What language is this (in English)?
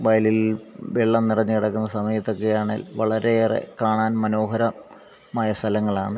Malayalam